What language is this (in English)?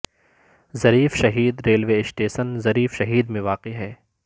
Urdu